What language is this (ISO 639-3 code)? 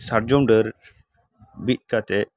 sat